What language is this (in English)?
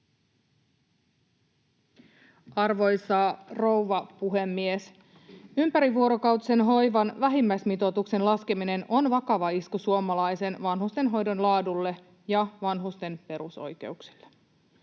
Finnish